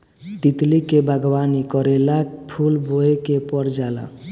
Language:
Bhojpuri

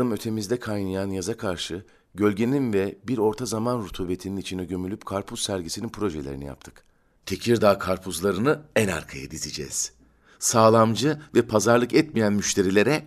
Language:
Turkish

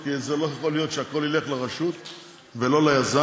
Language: Hebrew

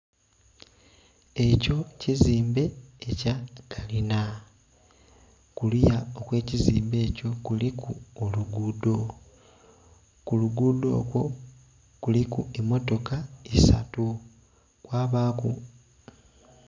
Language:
Soga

